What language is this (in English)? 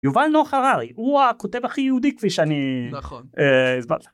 Hebrew